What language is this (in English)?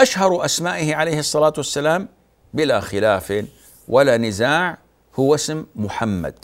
Arabic